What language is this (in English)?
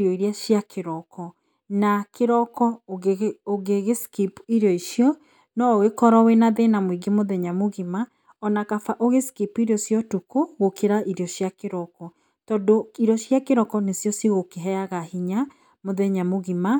Kikuyu